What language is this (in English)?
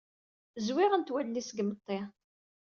Kabyle